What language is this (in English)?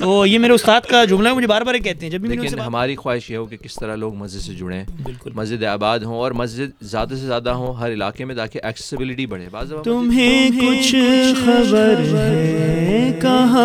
Urdu